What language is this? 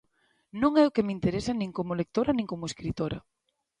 Galician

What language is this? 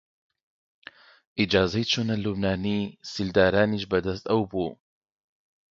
Central Kurdish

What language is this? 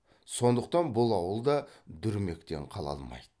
Kazakh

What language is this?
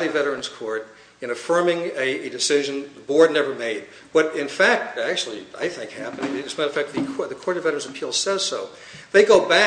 English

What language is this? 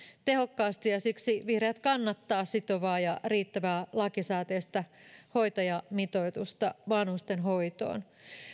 Finnish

